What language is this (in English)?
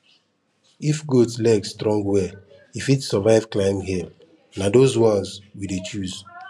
Nigerian Pidgin